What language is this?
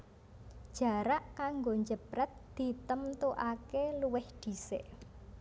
Javanese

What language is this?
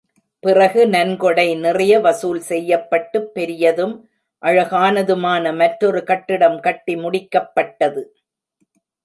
Tamil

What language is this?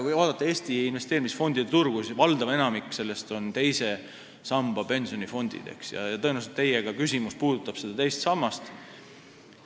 Estonian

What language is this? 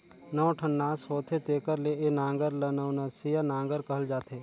Chhattisgarhi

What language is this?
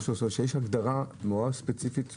Hebrew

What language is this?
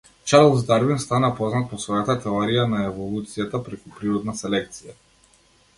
Macedonian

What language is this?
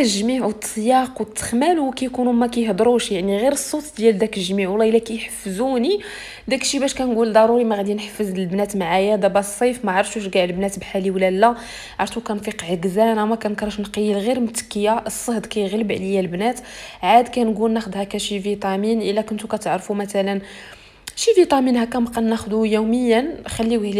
Arabic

